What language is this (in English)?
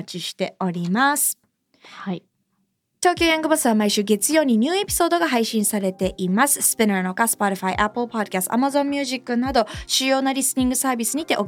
Japanese